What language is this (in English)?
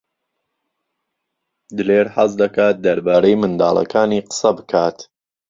Central Kurdish